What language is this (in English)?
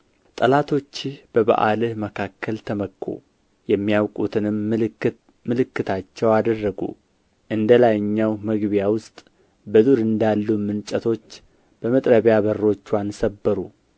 Amharic